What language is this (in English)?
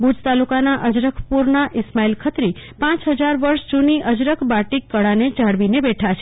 Gujarati